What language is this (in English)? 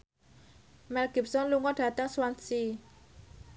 Javanese